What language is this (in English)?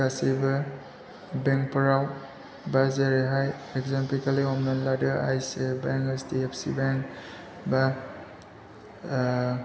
Bodo